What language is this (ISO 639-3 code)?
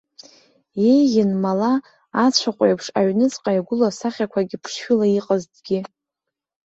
abk